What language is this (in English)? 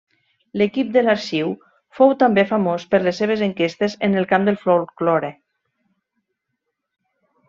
Catalan